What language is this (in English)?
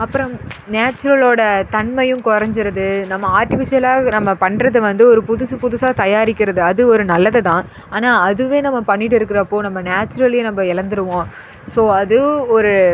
Tamil